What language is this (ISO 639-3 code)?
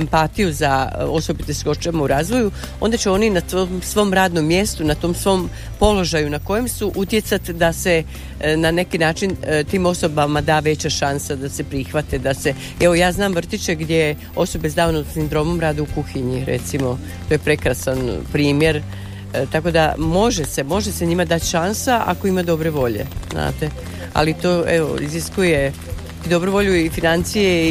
hrv